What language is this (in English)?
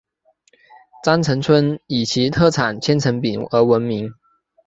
Chinese